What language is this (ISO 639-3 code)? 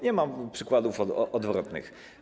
pol